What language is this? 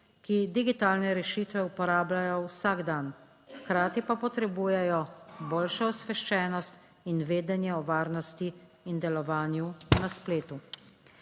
Slovenian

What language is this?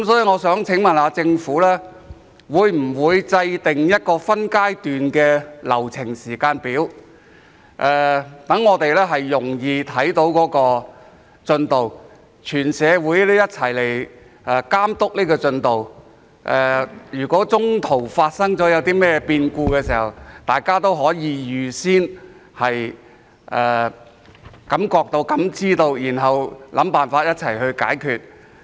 Cantonese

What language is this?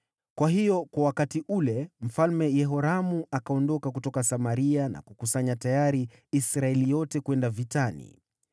Swahili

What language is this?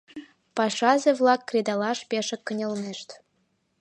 Mari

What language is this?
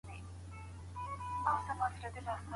Pashto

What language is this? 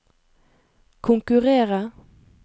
Norwegian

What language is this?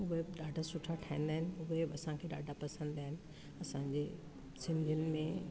Sindhi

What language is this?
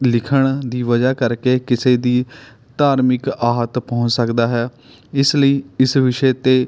Punjabi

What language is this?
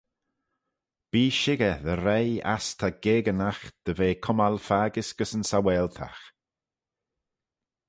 Manx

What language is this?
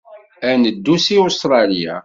Kabyle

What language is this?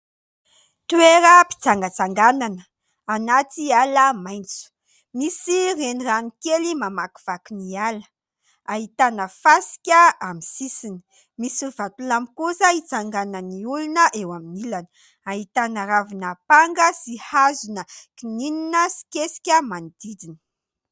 Malagasy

